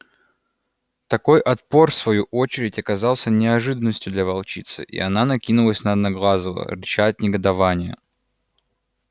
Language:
Russian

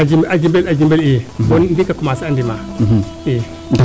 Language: Serer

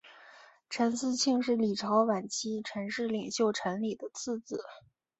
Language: Chinese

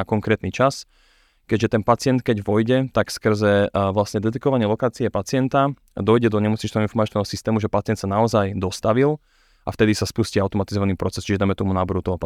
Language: Slovak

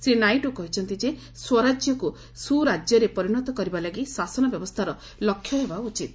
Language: Odia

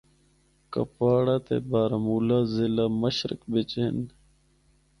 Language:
Northern Hindko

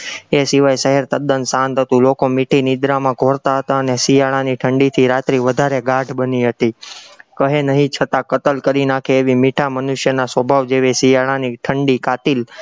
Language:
Gujarati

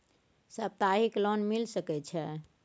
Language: Maithili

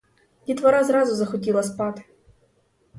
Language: Ukrainian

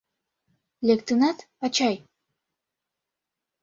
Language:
Mari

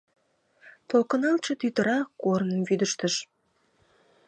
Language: Mari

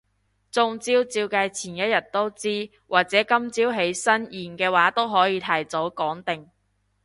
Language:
Cantonese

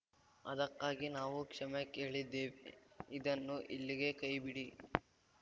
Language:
Kannada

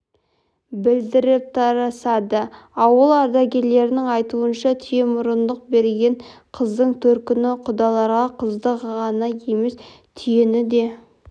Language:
Kazakh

